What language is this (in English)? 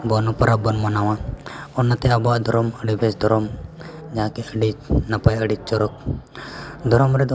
Santali